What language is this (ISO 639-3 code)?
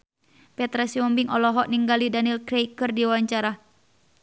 sun